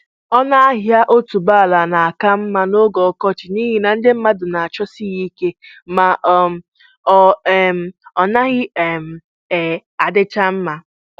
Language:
Igbo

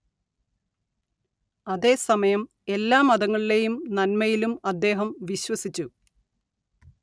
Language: Malayalam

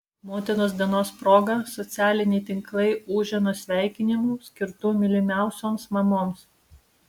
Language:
Lithuanian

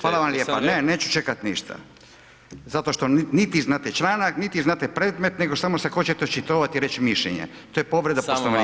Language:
Croatian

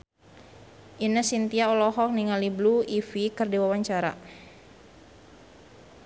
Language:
Sundanese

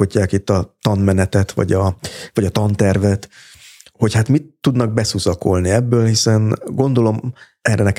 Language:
Hungarian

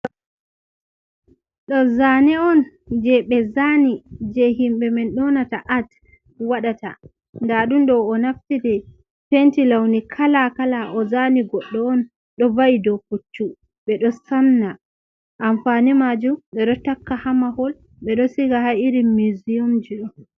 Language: Fula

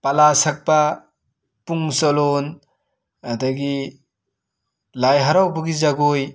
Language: Manipuri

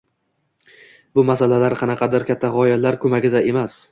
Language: Uzbek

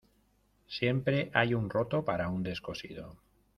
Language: Spanish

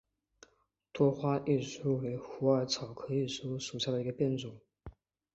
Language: Chinese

